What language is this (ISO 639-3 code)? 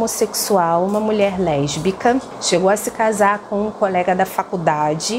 por